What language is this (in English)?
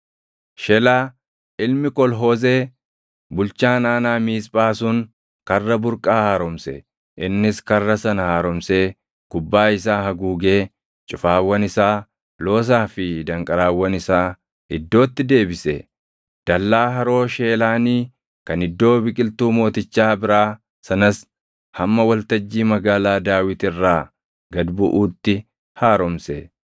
Oromo